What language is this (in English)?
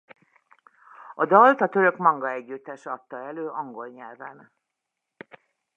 Hungarian